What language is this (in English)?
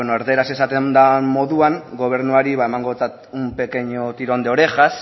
Basque